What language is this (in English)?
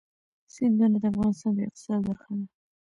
Pashto